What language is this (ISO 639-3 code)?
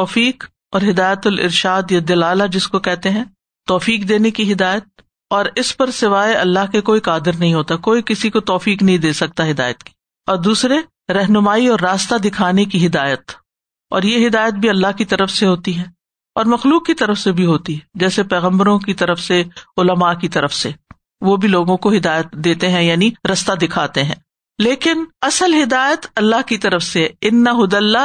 urd